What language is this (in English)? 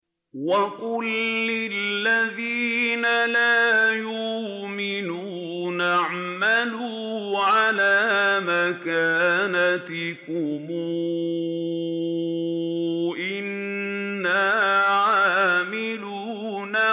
Arabic